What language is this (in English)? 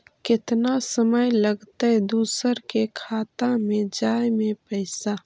Magahi